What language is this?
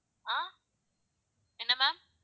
Tamil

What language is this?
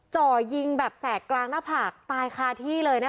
Thai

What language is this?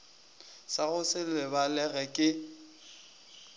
Northern Sotho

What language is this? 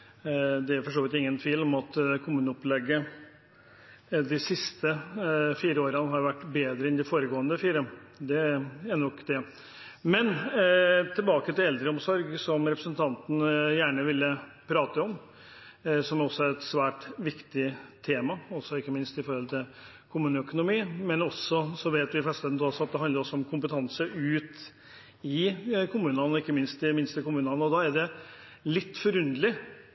Norwegian Bokmål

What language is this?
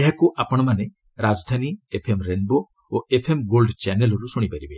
Odia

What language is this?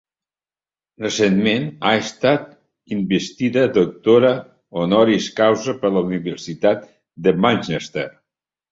Catalan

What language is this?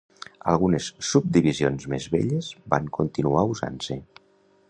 Catalan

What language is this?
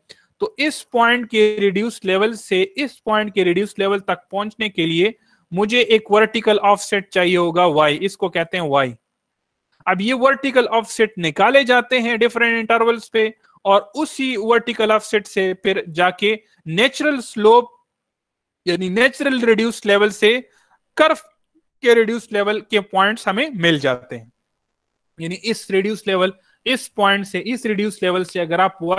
Hindi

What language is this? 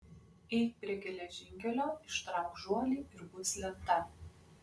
Lithuanian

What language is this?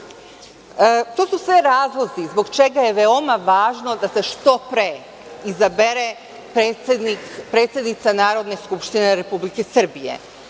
Serbian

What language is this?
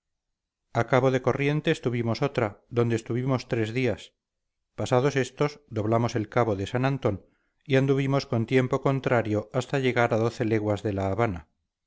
Spanish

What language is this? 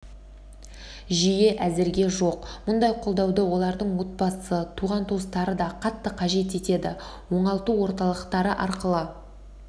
Kazakh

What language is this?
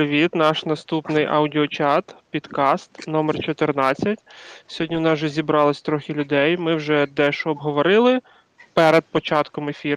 Ukrainian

